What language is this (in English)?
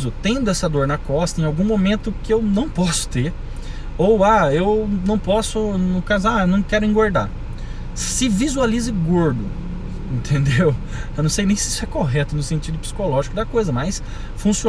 Portuguese